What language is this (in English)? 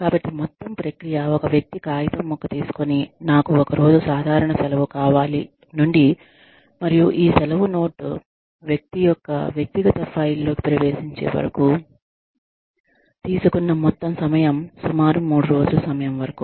Telugu